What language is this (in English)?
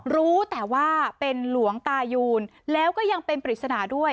Thai